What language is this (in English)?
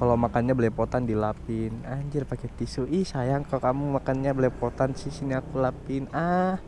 Indonesian